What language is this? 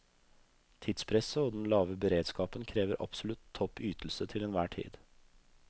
Norwegian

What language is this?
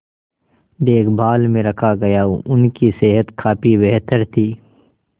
Hindi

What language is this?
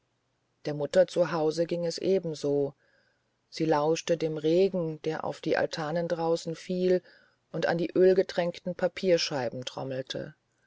German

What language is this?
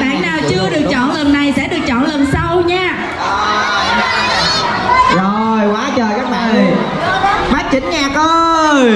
Vietnamese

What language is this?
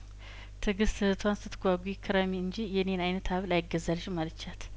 Amharic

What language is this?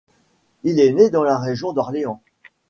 French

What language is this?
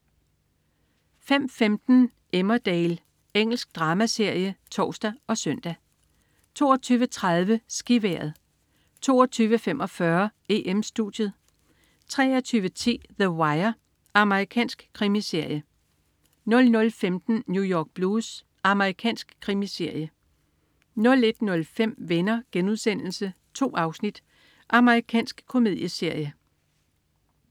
Danish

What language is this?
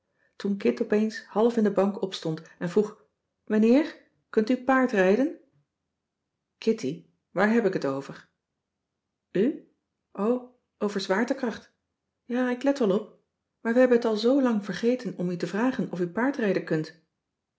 Dutch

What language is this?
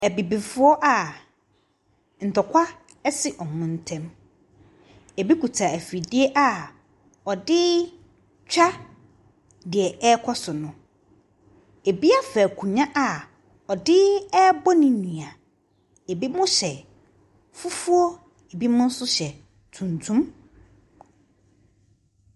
Akan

